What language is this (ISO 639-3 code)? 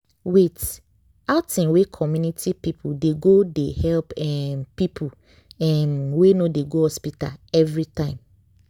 pcm